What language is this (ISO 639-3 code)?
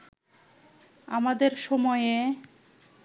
ben